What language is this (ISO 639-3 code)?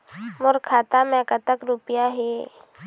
hne